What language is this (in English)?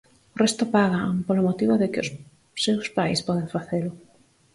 Galician